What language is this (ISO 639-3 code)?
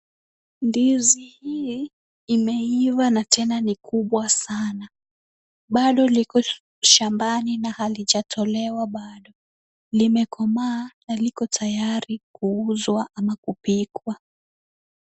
swa